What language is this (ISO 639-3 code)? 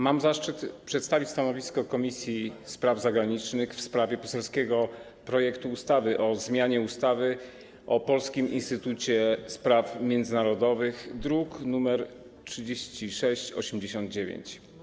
pol